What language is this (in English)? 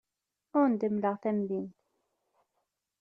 Kabyle